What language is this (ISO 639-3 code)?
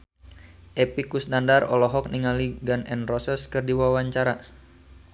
sun